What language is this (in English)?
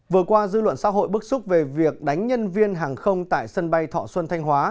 Vietnamese